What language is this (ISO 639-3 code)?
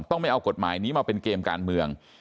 tha